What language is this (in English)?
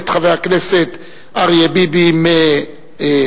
Hebrew